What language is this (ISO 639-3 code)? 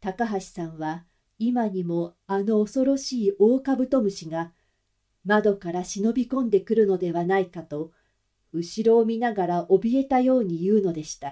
jpn